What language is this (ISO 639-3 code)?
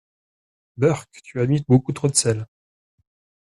fra